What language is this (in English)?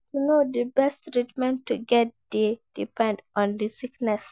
Nigerian Pidgin